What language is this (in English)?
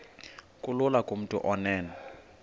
Xhosa